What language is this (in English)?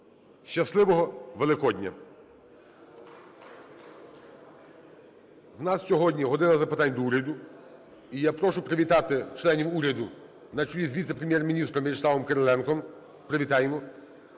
Ukrainian